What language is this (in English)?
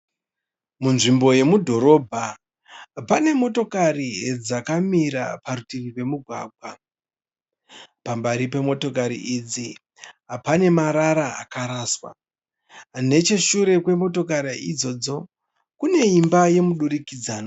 Shona